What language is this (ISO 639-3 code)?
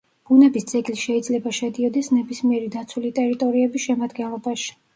kat